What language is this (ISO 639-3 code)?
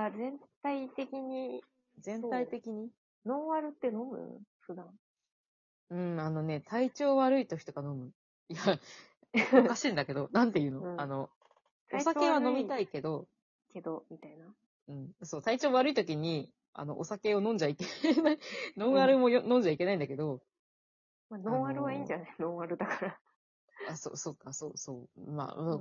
jpn